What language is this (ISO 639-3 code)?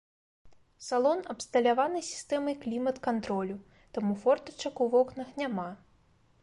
bel